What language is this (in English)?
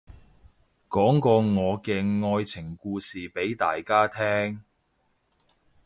Cantonese